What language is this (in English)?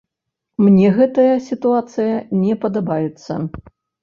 Belarusian